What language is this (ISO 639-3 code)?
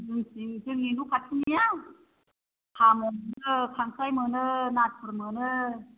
brx